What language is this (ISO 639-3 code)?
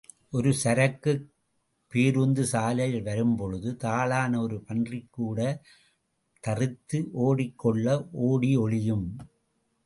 tam